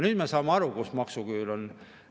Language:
Estonian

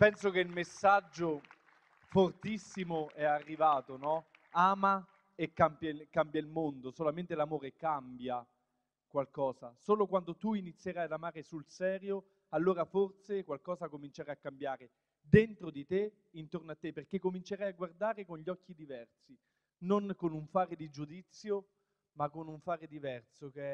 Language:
Italian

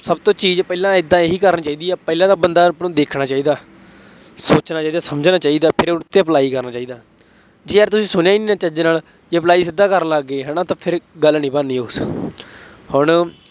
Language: Punjabi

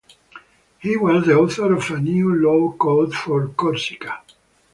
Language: English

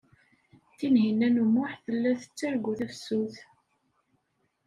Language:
Kabyle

